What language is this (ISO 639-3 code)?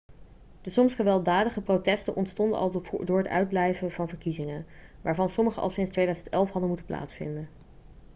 nld